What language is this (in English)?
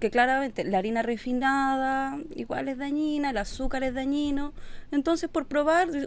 Spanish